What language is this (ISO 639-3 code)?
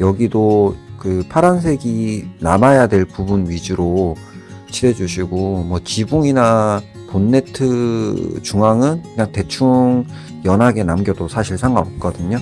kor